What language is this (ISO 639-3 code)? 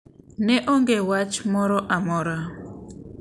luo